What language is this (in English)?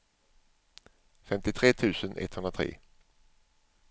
Swedish